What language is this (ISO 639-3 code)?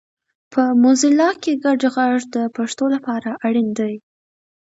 pus